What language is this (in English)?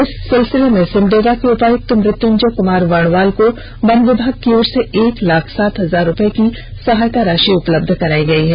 Hindi